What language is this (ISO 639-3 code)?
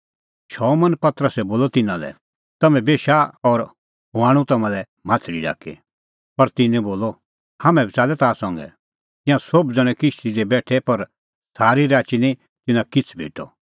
kfx